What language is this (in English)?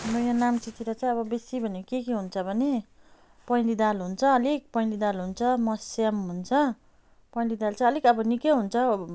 Nepali